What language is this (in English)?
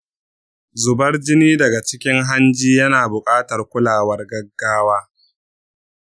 Hausa